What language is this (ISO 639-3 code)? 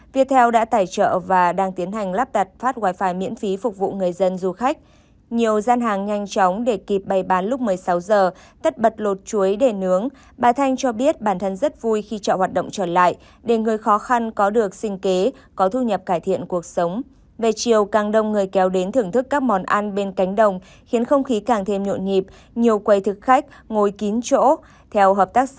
vie